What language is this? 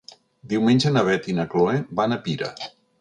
Catalan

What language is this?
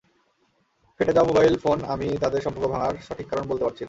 Bangla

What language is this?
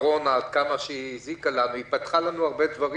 Hebrew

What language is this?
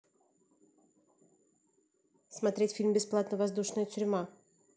Russian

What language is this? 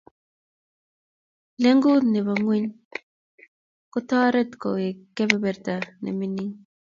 Kalenjin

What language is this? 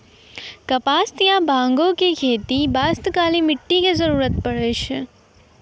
Maithili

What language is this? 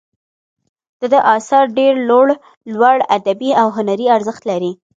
Pashto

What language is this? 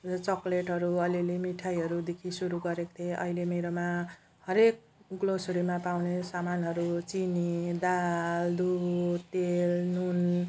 Nepali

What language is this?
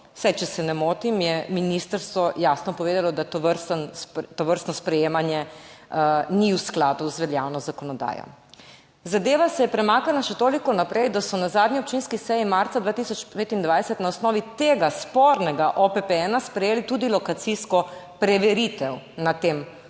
Slovenian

